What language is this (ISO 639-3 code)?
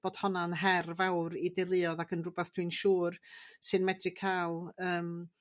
cym